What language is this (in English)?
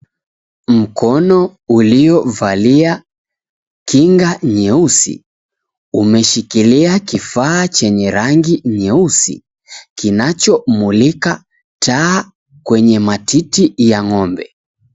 Swahili